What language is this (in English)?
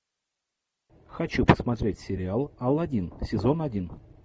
Russian